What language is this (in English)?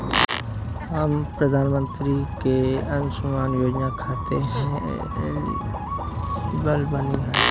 Bhojpuri